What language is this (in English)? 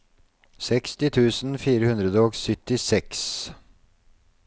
Norwegian